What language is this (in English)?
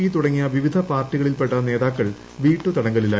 Malayalam